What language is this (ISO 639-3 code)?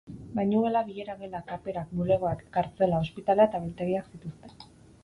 eus